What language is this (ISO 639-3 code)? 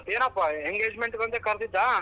kan